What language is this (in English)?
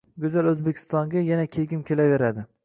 Uzbek